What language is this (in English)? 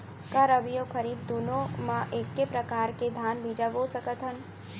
Chhattisgarhi